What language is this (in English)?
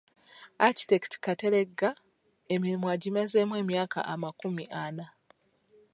Ganda